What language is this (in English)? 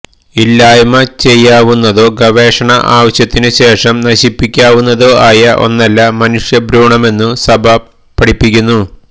Malayalam